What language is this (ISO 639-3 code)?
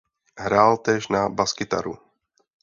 ces